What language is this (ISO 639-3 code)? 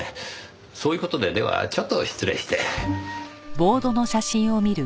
jpn